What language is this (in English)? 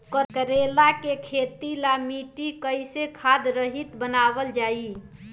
Bhojpuri